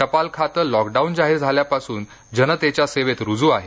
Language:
Marathi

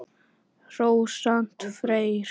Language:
Icelandic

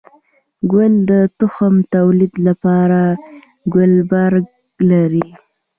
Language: Pashto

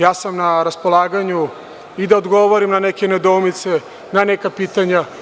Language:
Serbian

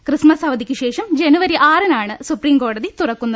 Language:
Malayalam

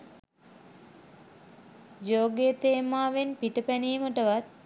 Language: Sinhala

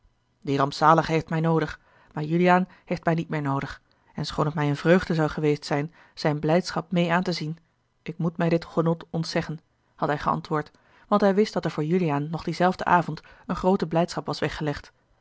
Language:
Dutch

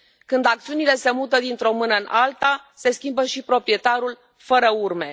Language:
Romanian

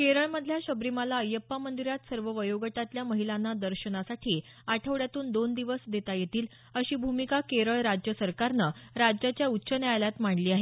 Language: Marathi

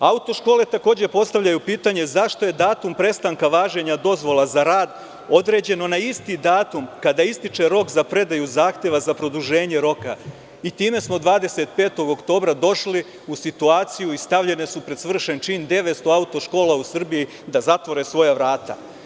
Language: Serbian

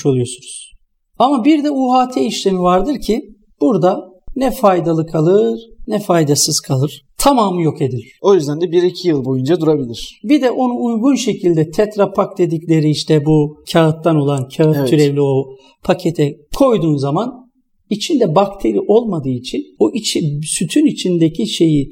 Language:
Turkish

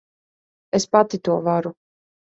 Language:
Latvian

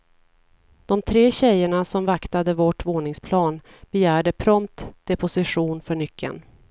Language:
Swedish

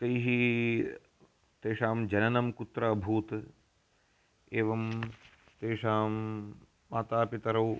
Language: Sanskrit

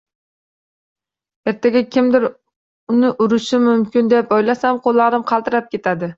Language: Uzbek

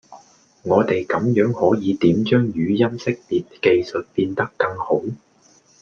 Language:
Cantonese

